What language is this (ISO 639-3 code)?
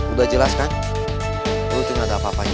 ind